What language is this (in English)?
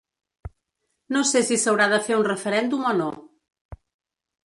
Catalan